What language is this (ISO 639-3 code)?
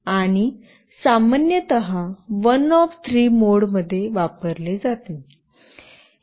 mar